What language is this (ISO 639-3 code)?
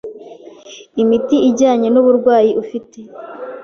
kin